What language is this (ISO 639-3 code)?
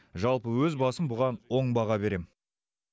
kaz